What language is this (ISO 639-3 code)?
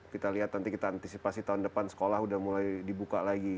ind